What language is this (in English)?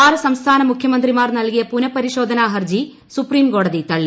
Malayalam